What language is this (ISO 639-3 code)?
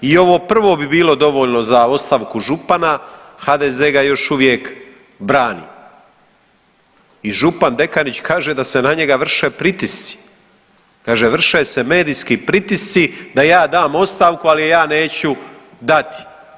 hrv